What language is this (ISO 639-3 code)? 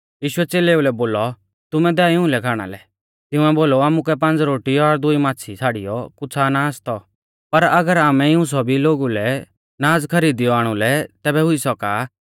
bfz